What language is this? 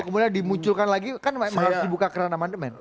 Indonesian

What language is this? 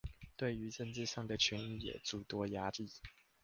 Chinese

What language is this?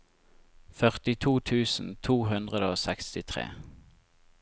Norwegian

